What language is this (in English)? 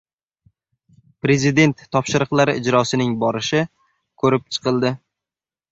Uzbek